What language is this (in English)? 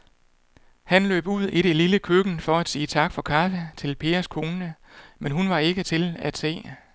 Danish